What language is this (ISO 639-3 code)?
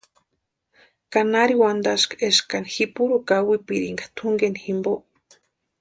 pua